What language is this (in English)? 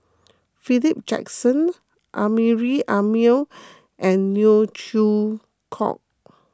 English